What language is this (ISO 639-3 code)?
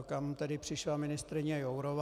ces